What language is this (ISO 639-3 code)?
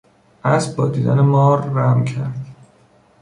fas